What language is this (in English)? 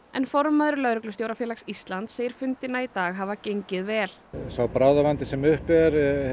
Icelandic